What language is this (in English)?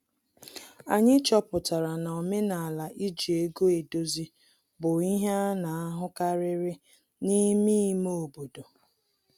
Igbo